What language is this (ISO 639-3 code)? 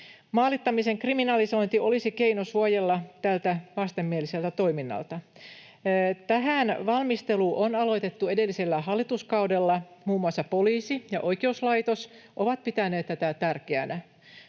fin